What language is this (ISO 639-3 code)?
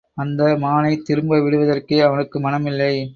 tam